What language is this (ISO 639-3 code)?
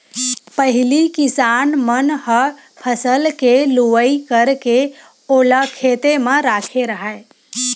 hne